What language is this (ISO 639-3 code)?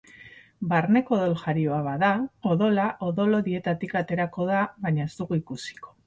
eus